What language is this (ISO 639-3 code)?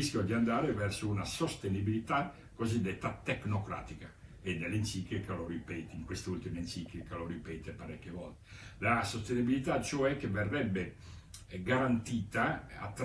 ita